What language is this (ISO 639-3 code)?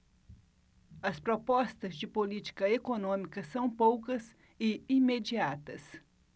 por